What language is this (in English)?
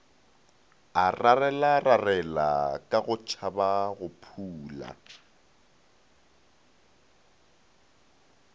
Northern Sotho